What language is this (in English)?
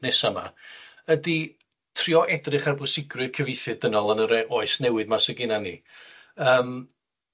Welsh